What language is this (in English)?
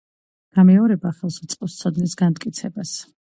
Georgian